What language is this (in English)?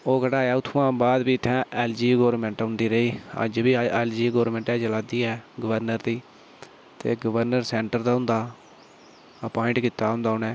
Dogri